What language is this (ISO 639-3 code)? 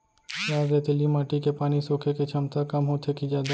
hne